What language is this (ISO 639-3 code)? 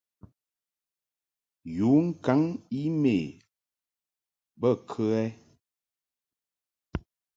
mhk